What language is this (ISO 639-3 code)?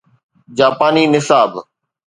snd